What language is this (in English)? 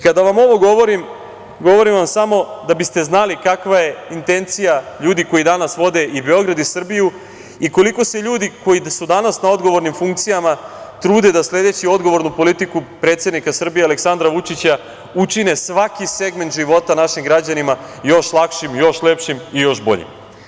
Serbian